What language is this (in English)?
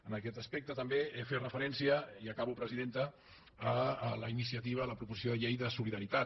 Catalan